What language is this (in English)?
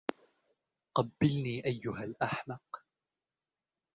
Arabic